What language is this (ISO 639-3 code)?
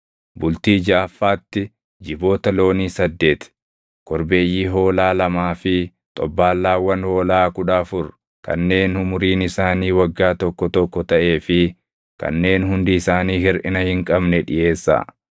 orm